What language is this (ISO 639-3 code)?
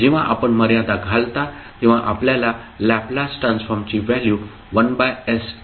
mar